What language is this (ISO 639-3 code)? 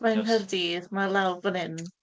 cym